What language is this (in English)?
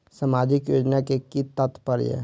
Maithili